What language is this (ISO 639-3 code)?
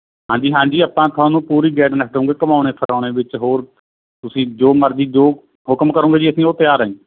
pan